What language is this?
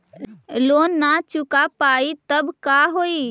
Magahi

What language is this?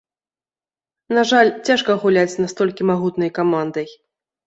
Belarusian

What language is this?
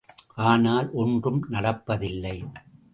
Tamil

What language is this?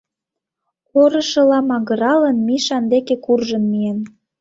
Mari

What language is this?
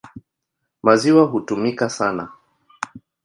Swahili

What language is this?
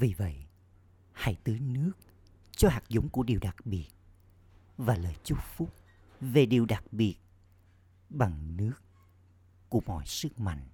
Vietnamese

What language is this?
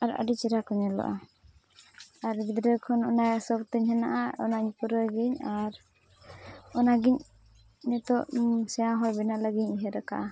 Santali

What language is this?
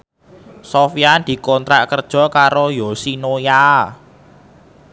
Javanese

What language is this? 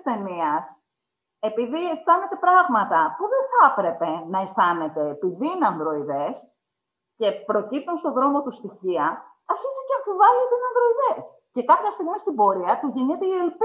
Greek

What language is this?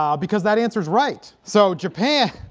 English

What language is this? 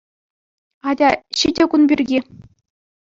Chuvash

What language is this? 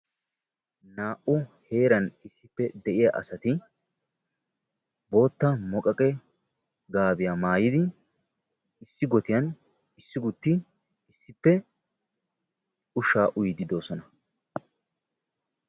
Wolaytta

